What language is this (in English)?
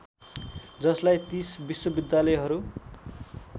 Nepali